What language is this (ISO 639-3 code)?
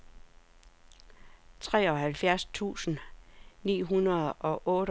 dan